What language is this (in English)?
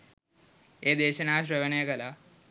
Sinhala